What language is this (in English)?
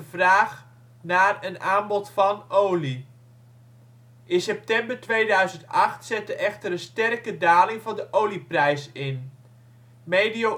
Dutch